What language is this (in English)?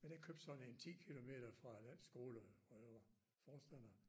Danish